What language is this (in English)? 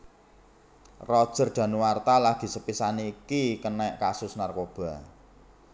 Javanese